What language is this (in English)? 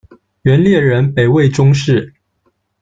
Chinese